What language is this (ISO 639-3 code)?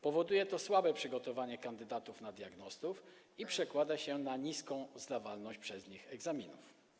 pol